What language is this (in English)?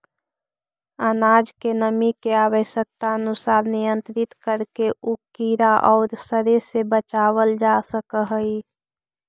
Magahi